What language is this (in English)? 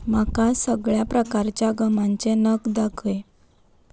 Konkani